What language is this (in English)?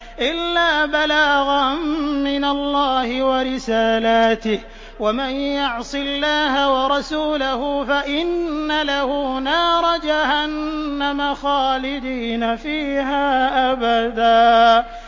Arabic